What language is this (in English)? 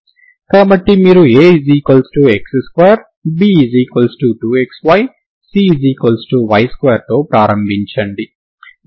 Telugu